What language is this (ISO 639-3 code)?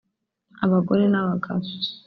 kin